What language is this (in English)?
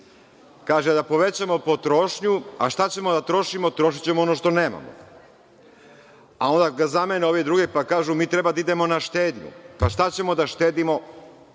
Serbian